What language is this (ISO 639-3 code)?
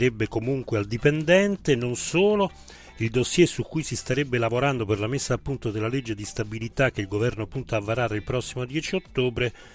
ita